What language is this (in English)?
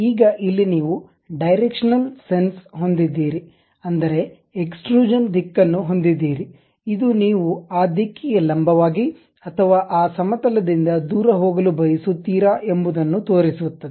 Kannada